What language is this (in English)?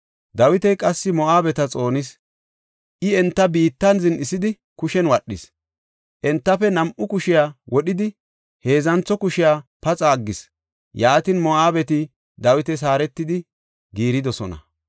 Gofa